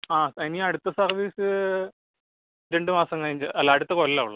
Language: Malayalam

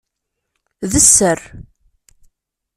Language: Kabyle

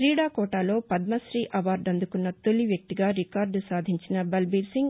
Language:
Telugu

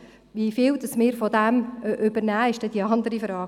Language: Swiss German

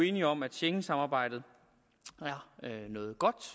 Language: Danish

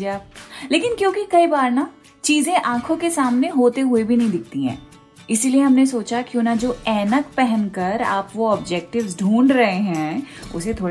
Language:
Hindi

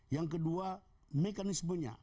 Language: Indonesian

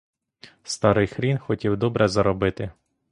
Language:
Ukrainian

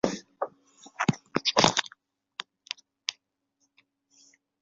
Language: Chinese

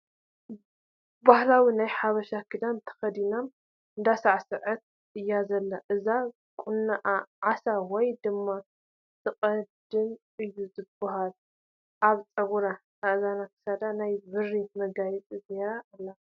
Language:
Tigrinya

